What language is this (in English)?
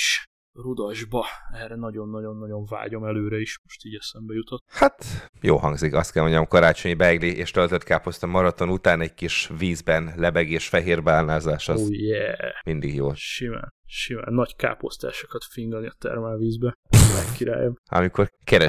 Hungarian